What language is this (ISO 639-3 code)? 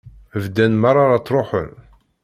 kab